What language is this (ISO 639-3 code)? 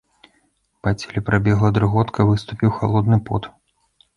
bel